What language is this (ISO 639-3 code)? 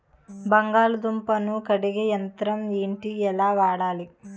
tel